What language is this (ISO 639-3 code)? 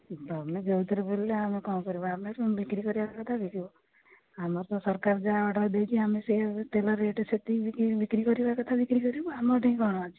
ori